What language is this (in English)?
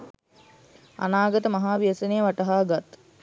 Sinhala